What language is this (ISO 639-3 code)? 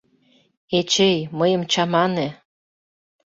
chm